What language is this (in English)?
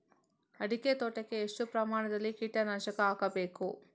Kannada